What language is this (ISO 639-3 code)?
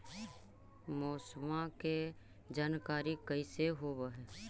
mag